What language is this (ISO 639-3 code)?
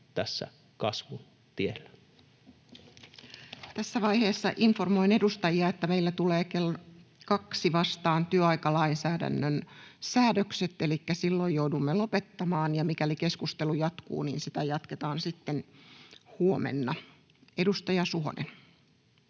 fin